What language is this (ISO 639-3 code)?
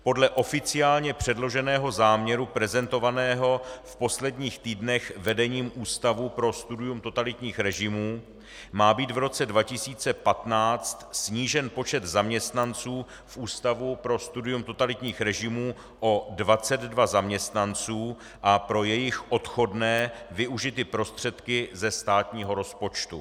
ces